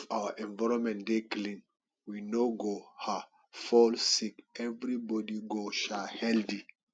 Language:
Nigerian Pidgin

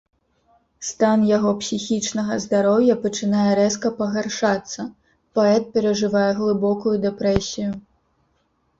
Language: Belarusian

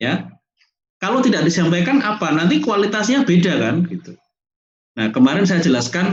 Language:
Indonesian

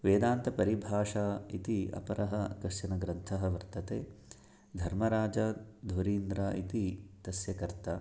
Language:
Sanskrit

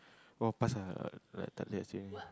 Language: English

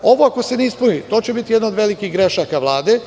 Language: Serbian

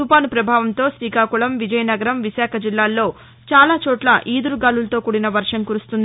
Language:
Telugu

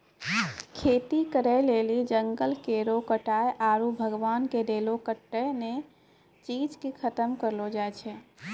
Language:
Maithili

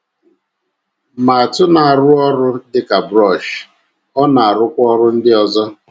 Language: Igbo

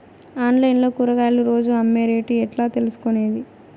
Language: Telugu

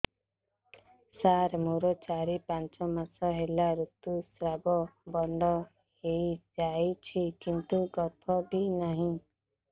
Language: Odia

